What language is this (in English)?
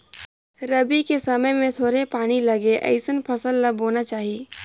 Chhattisgarhi